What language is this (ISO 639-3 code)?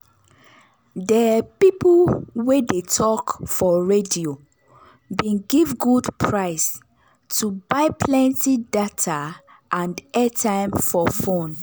pcm